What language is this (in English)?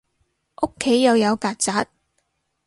Cantonese